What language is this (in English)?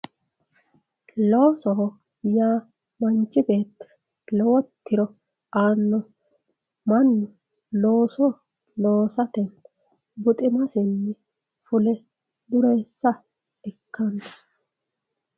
Sidamo